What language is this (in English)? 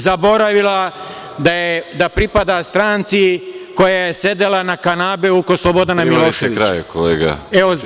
Serbian